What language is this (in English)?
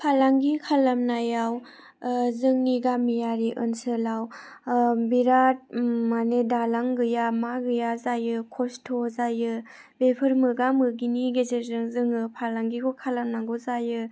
Bodo